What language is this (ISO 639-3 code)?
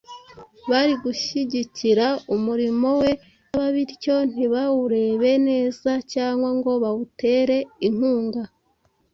kin